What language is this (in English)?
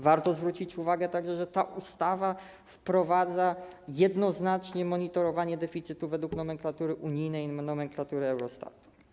Polish